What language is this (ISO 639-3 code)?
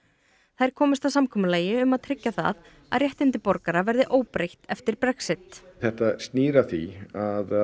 isl